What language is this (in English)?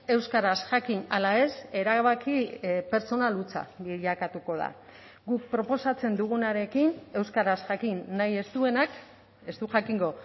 Basque